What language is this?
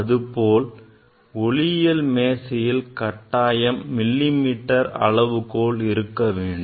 Tamil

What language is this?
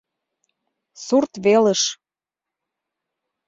Mari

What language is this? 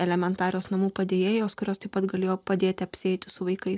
Lithuanian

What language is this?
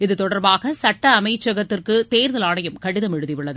Tamil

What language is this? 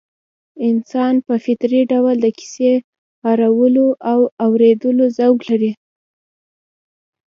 Pashto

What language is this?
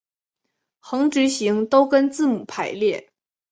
Chinese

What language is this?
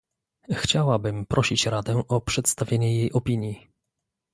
Polish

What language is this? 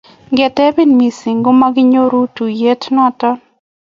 Kalenjin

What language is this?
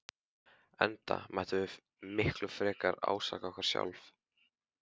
Icelandic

